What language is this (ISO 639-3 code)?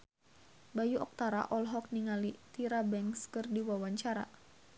sun